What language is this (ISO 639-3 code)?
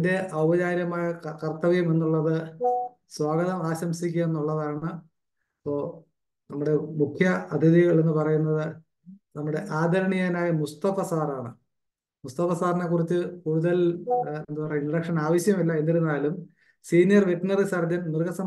mal